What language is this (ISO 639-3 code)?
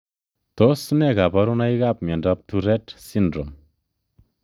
kln